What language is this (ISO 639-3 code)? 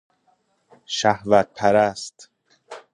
fas